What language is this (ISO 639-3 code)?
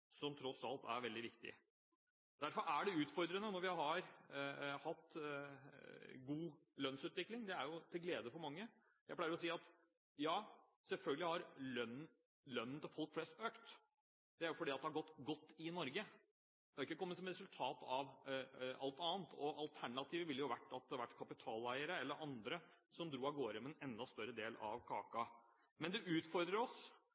nob